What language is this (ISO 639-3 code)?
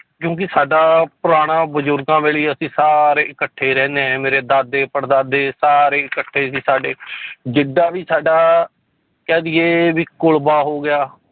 pan